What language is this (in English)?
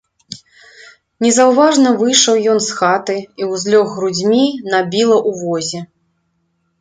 Belarusian